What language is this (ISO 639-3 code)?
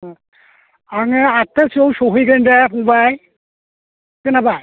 brx